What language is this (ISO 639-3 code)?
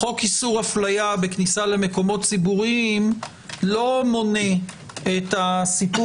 heb